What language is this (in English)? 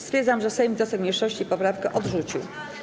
Polish